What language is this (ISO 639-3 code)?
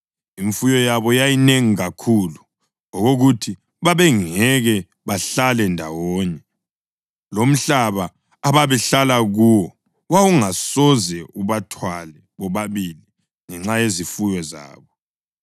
nde